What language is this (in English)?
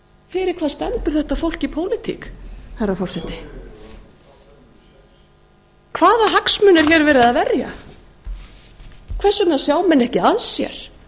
Icelandic